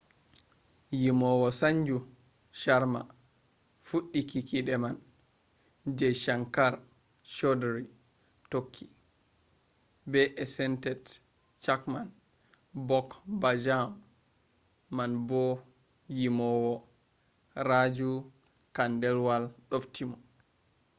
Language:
Fula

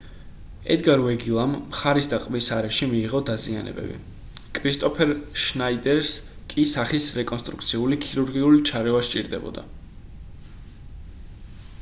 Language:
Georgian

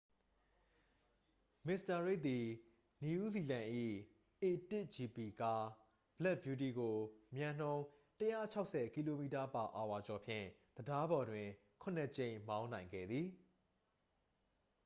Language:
Burmese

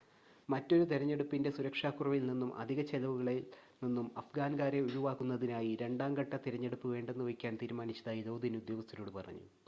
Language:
Malayalam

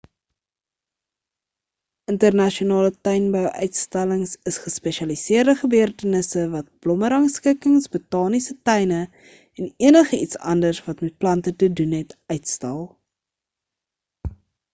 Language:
Afrikaans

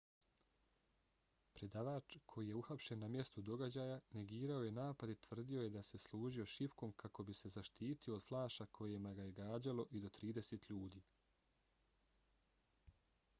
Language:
Bosnian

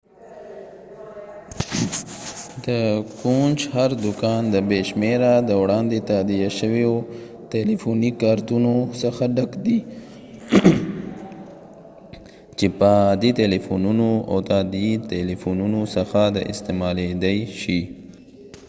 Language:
Pashto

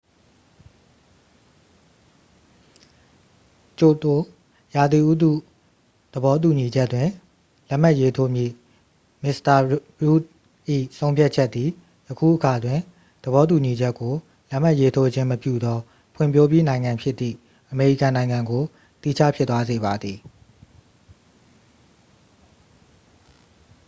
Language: Burmese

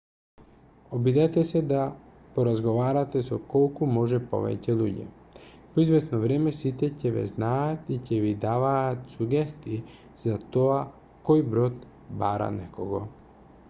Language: Macedonian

